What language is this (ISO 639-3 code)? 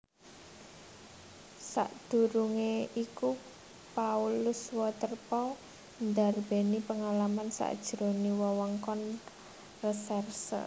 jav